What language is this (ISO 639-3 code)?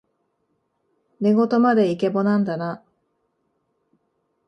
jpn